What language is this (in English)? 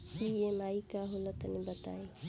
Bhojpuri